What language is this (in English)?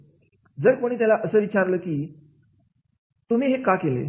Marathi